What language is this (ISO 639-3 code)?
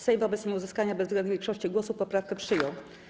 pol